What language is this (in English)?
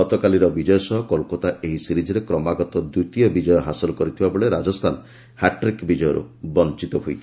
Odia